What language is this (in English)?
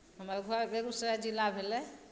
Maithili